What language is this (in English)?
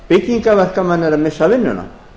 Icelandic